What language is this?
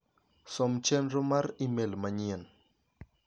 Luo (Kenya and Tanzania)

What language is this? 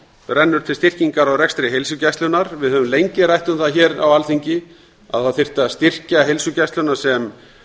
Icelandic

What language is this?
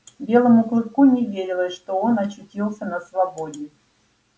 Russian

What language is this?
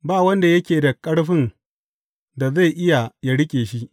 Hausa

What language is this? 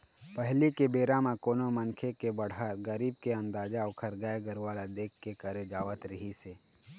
Chhattisgarhi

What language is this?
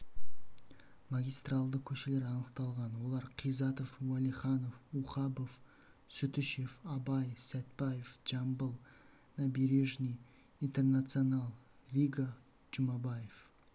Kazakh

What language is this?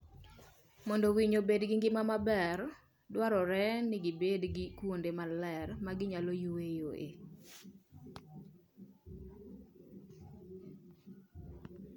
Luo (Kenya and Tanzania)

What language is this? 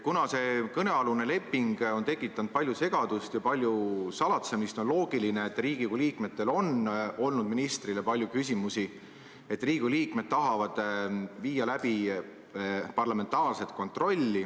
Estonian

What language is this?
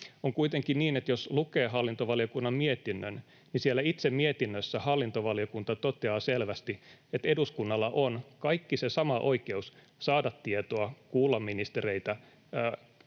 Finnish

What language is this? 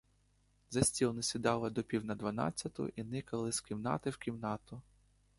Ukrainian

